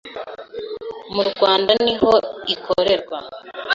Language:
Kinyarwanda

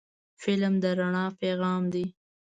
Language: Pashto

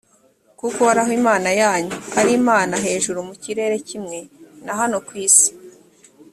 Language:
Kinyarwanda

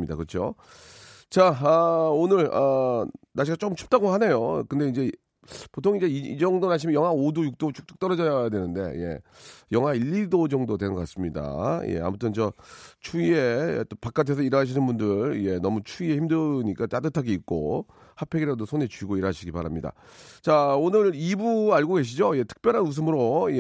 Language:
Korean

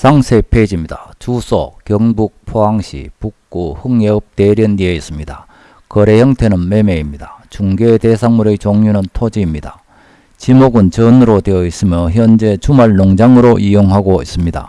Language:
Korean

